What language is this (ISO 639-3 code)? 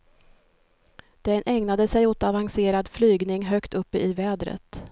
swe